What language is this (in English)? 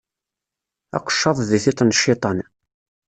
Kabyle